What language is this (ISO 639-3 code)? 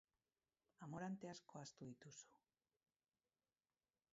eus